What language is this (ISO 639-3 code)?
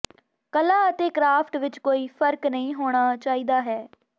pan